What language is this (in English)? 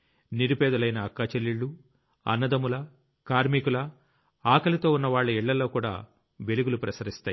Telugu